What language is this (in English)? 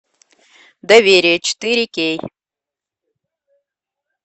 Russian